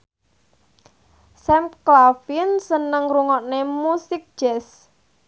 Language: Javanese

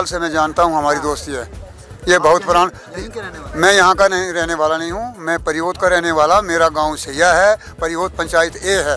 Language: Hindi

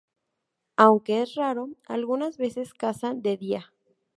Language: Spanish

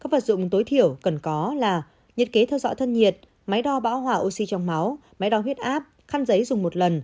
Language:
Vietnamese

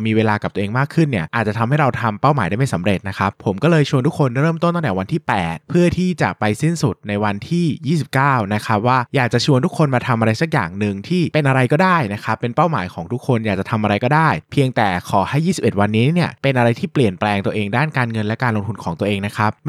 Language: Thai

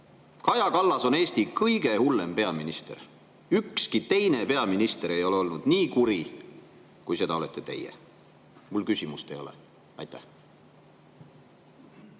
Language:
Estonian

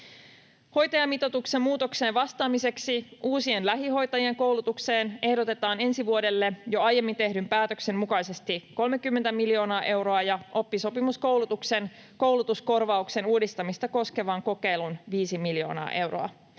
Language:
Finnish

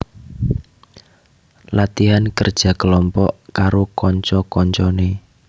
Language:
Javanese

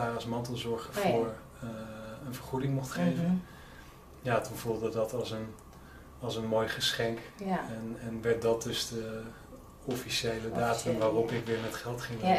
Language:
Dutch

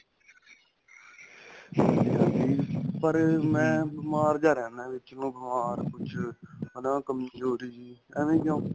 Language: Punjabi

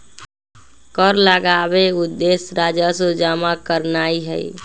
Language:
Magahi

